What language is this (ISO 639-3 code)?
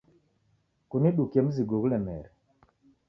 dav